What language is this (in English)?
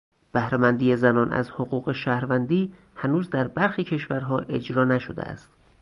Persian